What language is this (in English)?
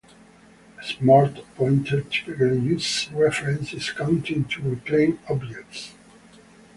English